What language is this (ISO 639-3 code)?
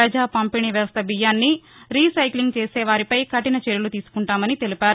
tel